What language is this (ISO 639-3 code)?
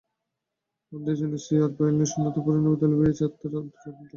ben